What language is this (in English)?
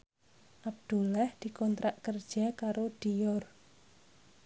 Javanese